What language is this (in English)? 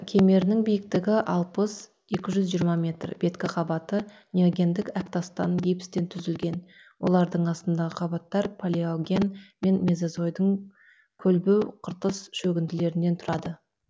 Kazakh